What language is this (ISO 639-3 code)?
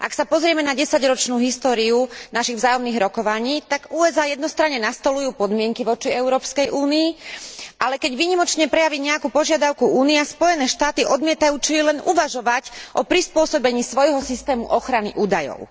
slk